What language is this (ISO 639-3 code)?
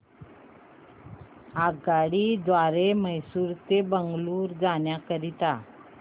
mar